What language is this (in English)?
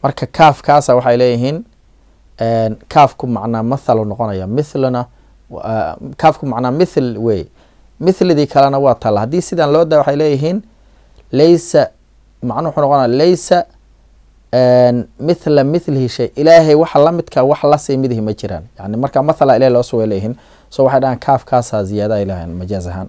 Arabic